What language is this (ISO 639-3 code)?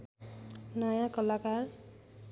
nep